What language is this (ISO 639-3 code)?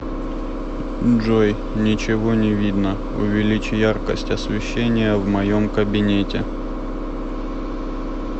rus